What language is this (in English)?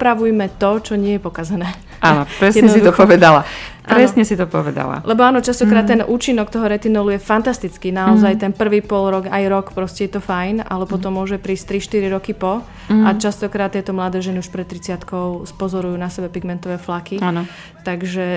Slovak